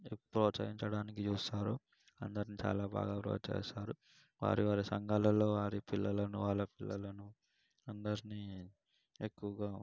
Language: Telugu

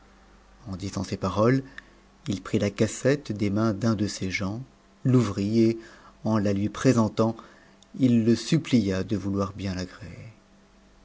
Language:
French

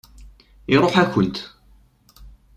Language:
Kabyle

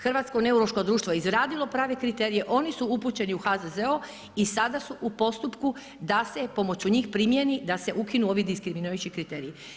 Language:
Croatian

